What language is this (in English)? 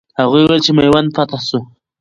Pashto